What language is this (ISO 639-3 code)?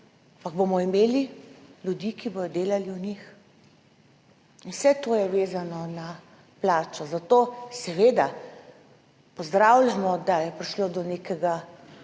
slv